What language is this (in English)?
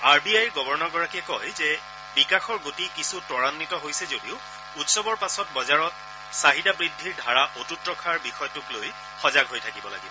Assamese